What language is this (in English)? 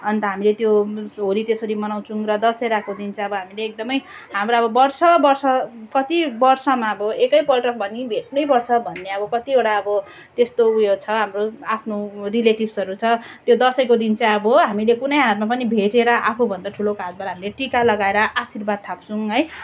Nepali